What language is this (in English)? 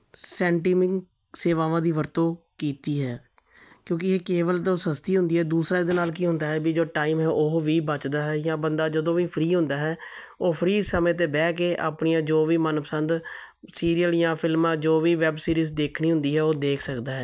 Punjabi